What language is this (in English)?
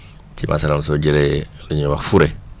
Wolof